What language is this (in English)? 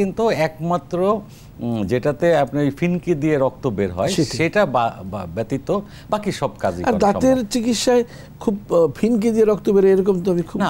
Dutch